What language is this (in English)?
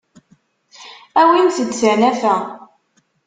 Kabyle